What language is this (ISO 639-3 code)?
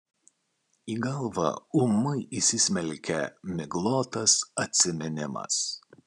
lit